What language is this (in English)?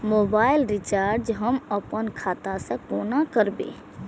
Maithili